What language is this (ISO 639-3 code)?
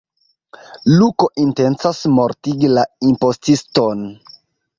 epo